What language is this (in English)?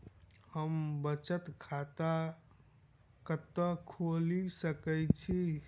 Maithili